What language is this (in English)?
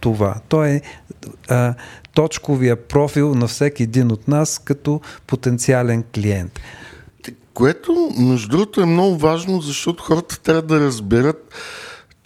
Bulgarian